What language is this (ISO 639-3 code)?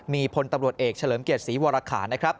tha